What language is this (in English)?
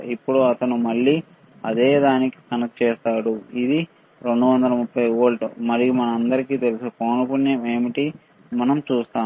Telugu